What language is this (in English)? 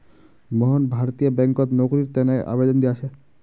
Magahi